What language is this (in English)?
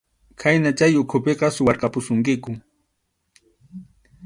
Arequipa-La Unión Quechua